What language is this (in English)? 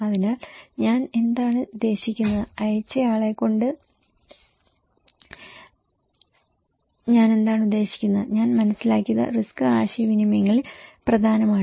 Malayalam